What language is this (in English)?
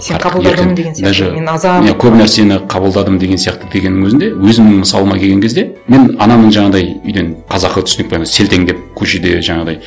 Kazakh